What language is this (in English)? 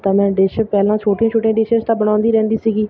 Punjabi